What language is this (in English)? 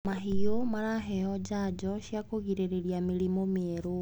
Kikuyu